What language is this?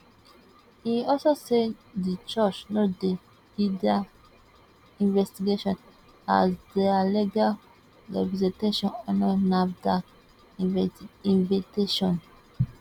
Nigerian Pidgin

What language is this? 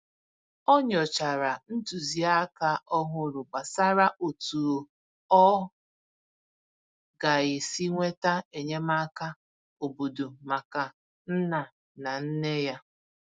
Igbo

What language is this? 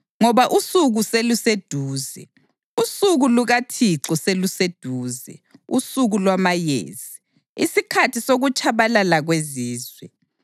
North Ndebele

